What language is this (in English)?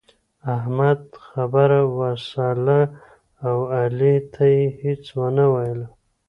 Pashto